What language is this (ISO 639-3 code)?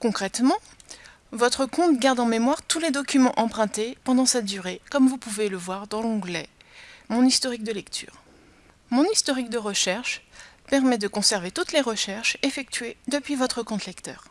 fra